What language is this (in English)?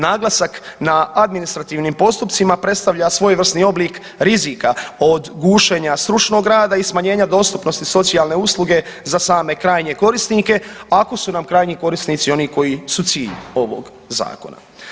Croatian